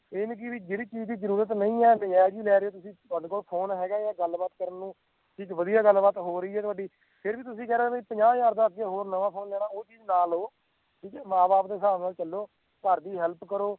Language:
Punjabi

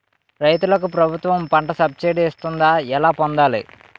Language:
Telugu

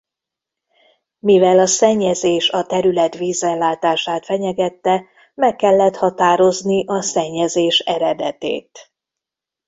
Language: Hungarian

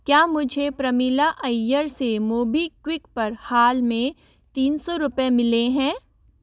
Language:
Hindi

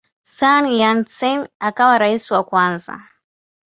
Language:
Swahili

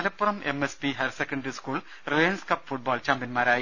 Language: Malayalam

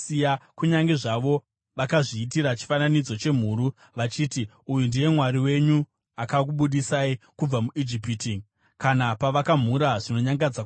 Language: Shona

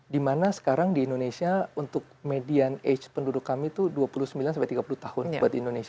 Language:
Indonesian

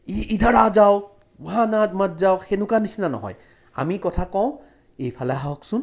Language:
Assamese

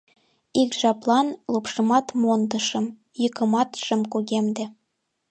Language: Mari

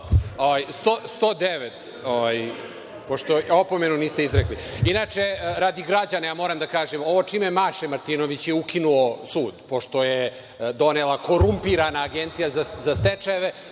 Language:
Serbian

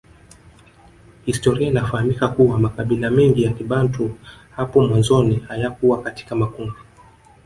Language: Swahili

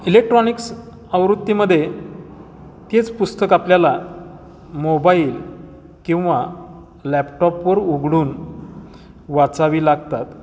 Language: Marathi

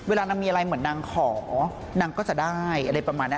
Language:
Thai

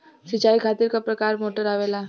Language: Bhojpuri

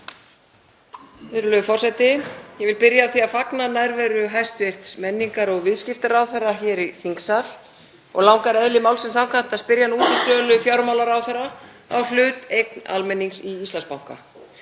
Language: Icelandic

